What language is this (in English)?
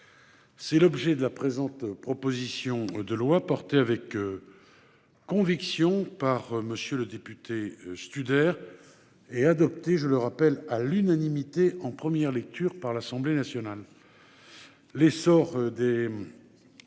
French